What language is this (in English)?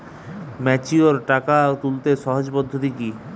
Bangla